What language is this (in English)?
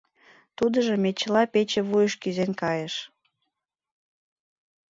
Mari